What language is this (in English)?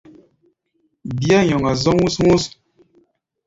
Gbaya